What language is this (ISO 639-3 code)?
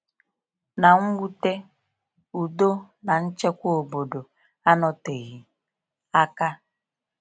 ibo